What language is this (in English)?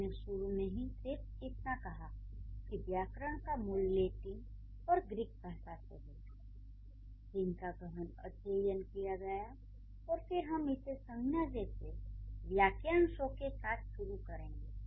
Hindi